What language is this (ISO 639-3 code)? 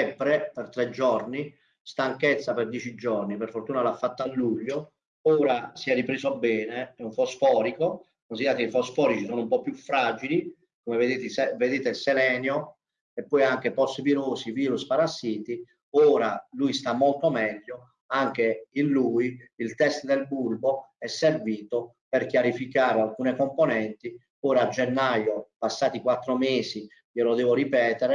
ita